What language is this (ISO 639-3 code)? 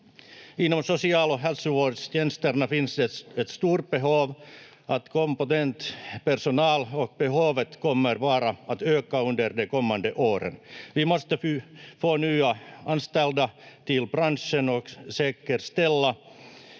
fin